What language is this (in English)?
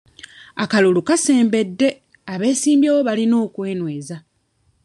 Ganda